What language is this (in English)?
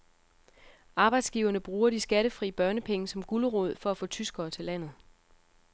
Danish